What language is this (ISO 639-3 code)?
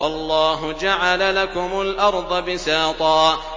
ara